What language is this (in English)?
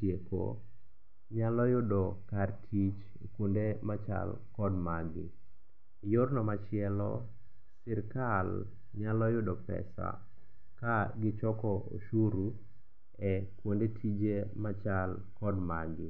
Luo (Kenya and Tanzania)